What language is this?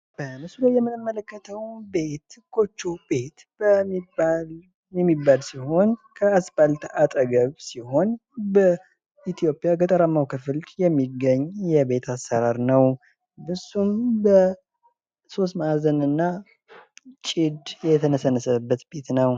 Amharic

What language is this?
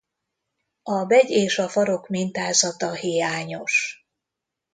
Hungarian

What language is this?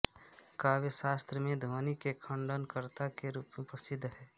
Hindi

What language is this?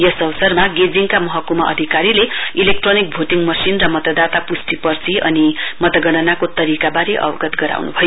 Nepali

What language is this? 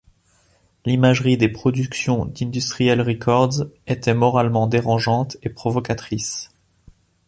French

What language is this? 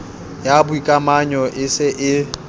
Southern Sotho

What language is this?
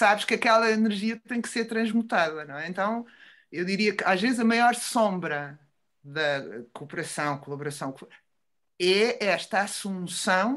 Portuguese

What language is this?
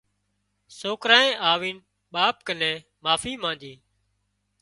Wadiyara Koli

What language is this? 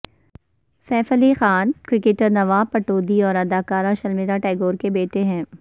Urdu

